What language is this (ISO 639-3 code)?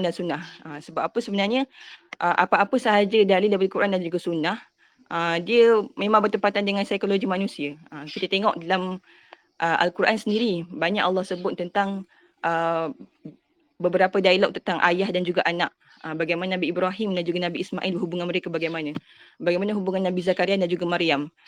msa